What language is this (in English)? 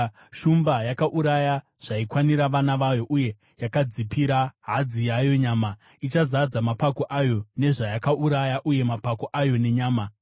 Shona